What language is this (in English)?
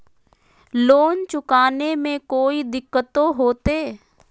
Magahi